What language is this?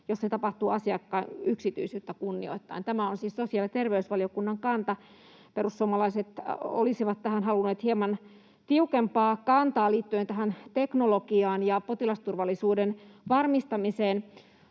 Finnish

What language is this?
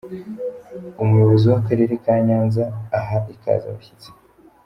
Kinyarwanda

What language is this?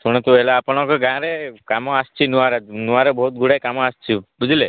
Odia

